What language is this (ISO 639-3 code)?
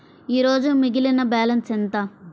tel